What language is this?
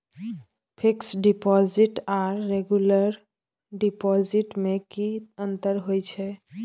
Maithili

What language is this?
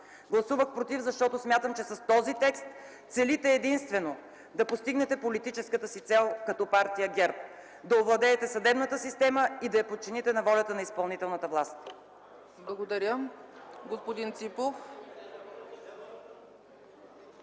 Bulgarian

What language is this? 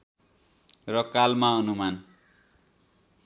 Nepali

